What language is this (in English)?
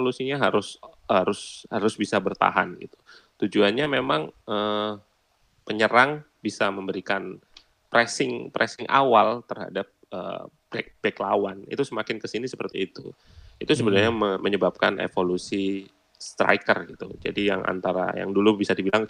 Indonesian